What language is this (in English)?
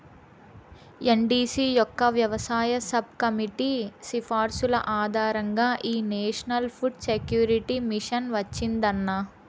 Telugu